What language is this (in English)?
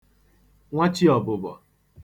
Igbo